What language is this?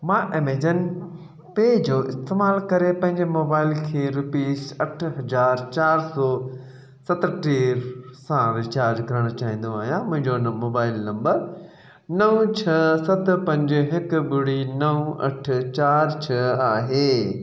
Sindhi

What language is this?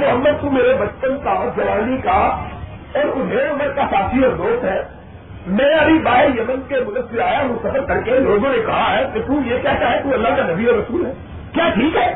Urdu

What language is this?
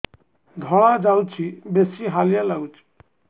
Odia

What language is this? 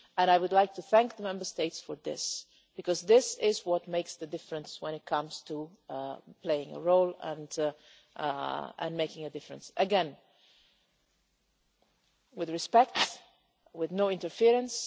English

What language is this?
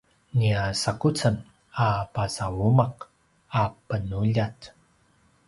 Paiwan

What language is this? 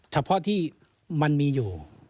Thai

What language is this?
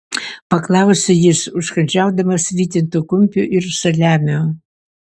Lithuanian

